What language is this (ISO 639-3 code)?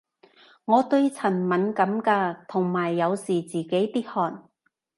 yue